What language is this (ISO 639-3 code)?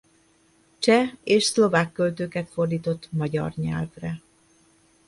hun